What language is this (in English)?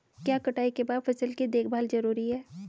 Hindi